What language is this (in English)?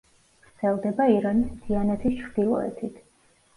Georgian